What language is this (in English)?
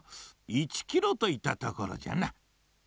Japanese